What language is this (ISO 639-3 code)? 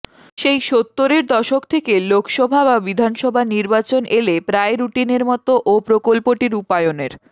ben